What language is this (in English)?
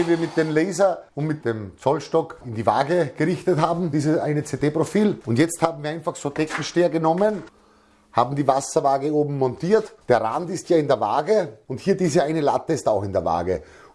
German